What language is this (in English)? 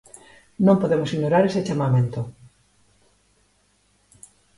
Galician